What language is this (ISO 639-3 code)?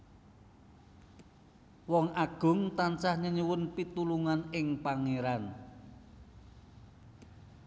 jav